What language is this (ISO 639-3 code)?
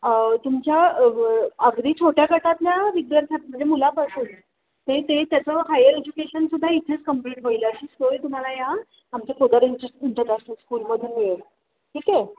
mar